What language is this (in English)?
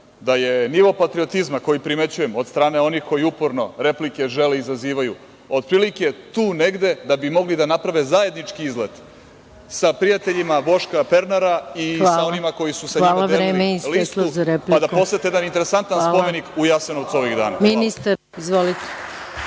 Serbian